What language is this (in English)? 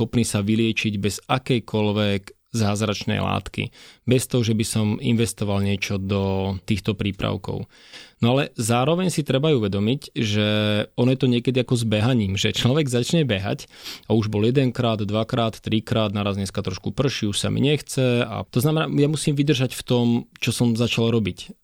Slovak